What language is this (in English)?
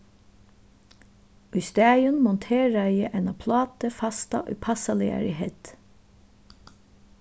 Faroese